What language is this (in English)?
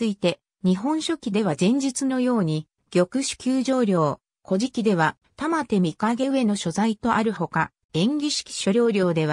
Japanese